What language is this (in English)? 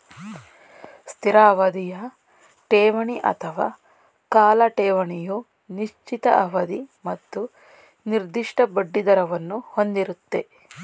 Kannada